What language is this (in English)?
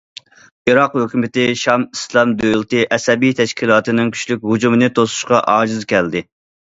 Uyghur